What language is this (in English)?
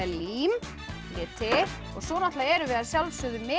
Icelandic